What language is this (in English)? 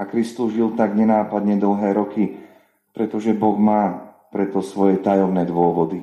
Slovak